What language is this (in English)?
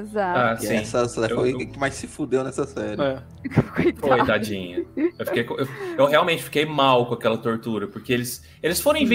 Portuguese